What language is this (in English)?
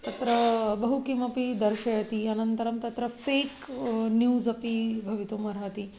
Sanskrit